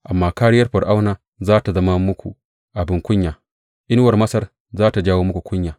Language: Hausa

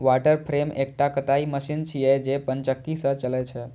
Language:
Maithili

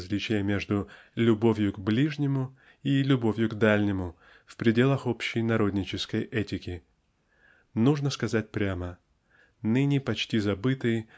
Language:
Russian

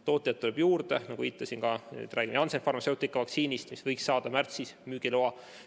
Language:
Estonian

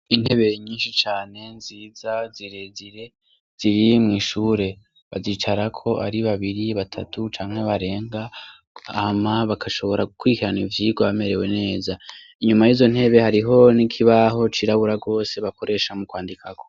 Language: Rundi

